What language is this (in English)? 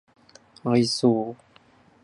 Japanese